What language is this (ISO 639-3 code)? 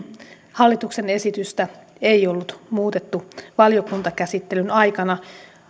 fin